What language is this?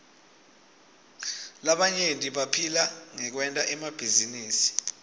Swati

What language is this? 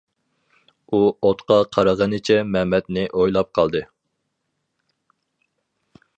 Uyghur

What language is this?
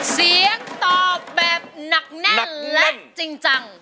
Thai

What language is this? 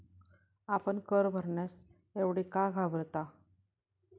Marathi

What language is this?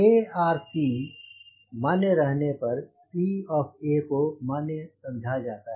Hindi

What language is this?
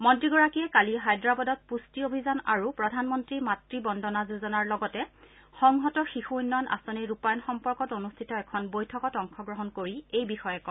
Assamese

